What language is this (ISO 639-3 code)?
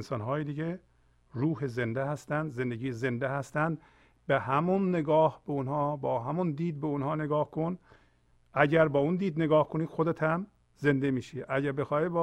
fas